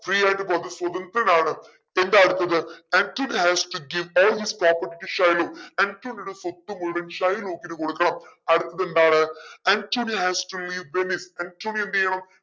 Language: Malayalam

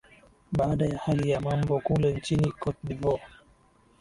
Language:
Swahili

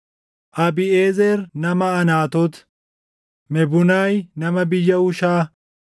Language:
Oromo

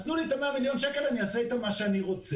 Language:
Hebrew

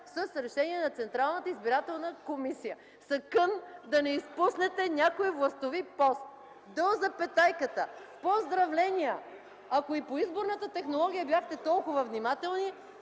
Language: Bulgarian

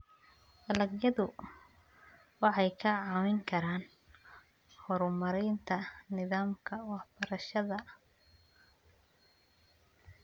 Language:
Somali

